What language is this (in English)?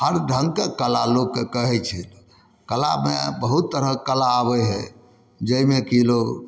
Maithili